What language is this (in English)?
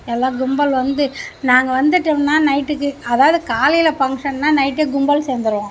Tamil